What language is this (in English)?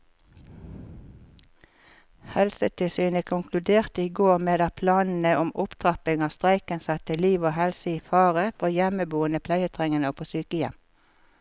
Norwegian